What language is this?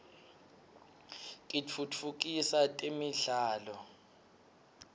Swati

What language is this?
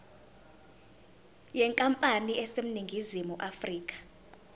Zulu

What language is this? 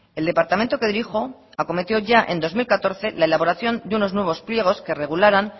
Spanish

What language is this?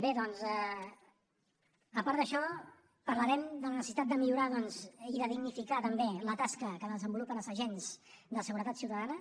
Catalan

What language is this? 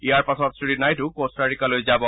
Assamese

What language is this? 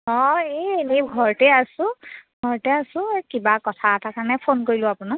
Assamese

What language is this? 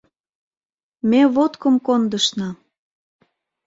Mari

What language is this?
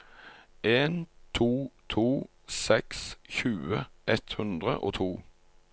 Norwegian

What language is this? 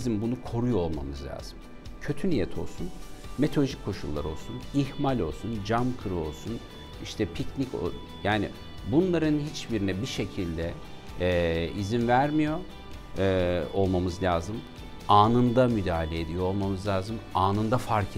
Turkish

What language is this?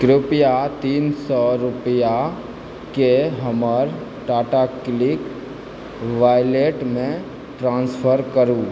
Maithili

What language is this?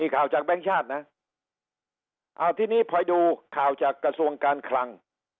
Thai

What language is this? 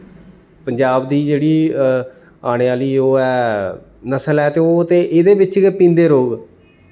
Dogri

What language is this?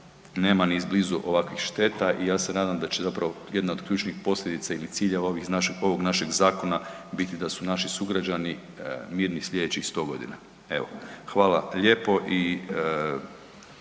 Croatian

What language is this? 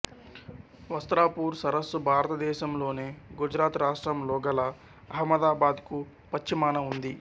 Telugu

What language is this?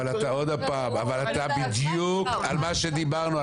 Hebrew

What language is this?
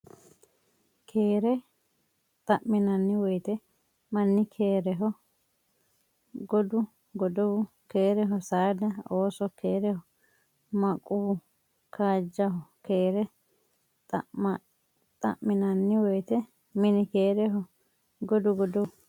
Sidamo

